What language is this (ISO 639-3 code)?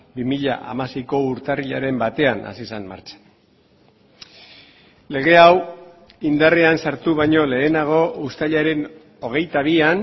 eus